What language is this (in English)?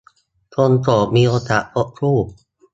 Thai